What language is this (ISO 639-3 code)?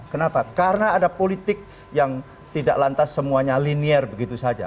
ind